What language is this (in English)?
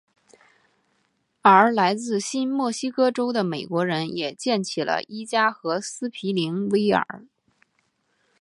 Chinese